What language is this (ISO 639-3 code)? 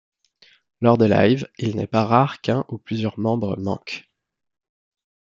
fra